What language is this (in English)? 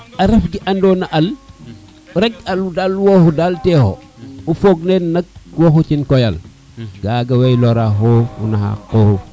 Serer